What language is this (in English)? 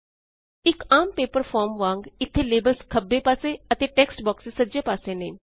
Punjabi